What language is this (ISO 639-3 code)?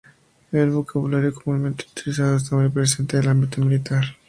spa